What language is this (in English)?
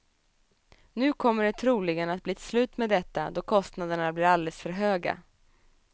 Swedish